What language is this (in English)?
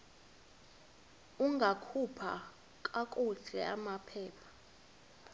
Xhosa